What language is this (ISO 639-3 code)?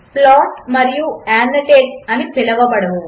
tel